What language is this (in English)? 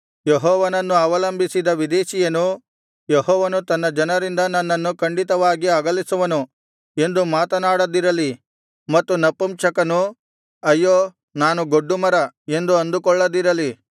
Kannada